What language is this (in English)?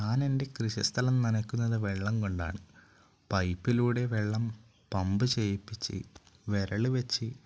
Malayalam